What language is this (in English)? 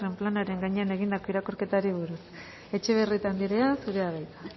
Basque